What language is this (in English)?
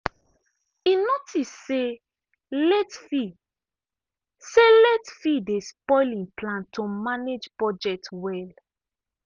Nigerian Pidgin